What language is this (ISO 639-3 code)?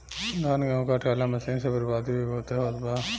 bho